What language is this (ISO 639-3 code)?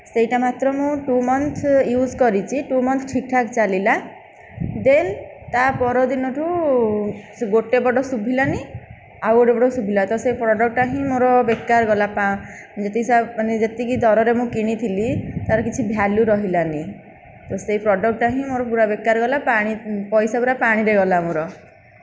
ori